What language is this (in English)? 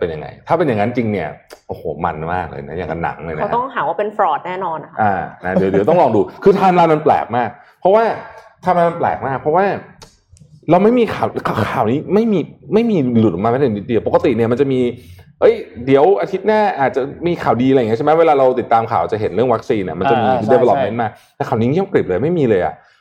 Thai